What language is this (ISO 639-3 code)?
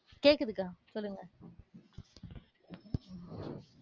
tam